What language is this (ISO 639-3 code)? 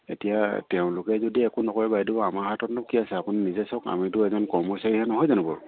asm